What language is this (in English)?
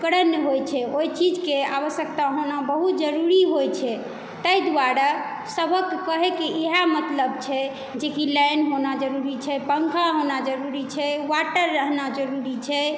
Maithili